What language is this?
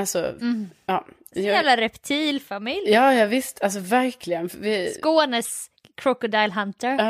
Swedish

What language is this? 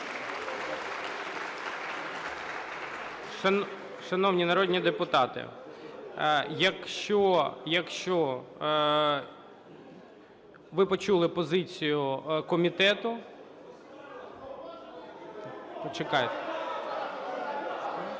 Ukrainian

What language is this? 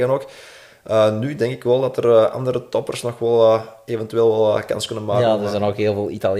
Dutch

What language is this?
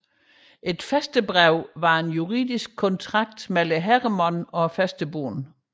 Danish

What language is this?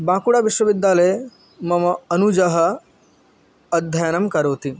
Sanskrit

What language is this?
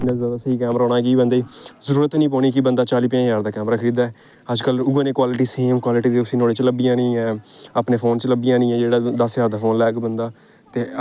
Dogri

